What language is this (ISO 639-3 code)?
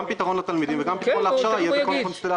heb